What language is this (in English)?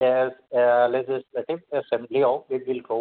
Bodo